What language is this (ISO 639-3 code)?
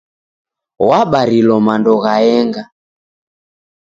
dav